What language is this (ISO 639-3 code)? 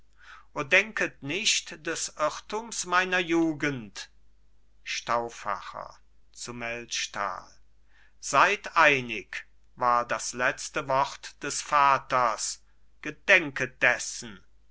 deu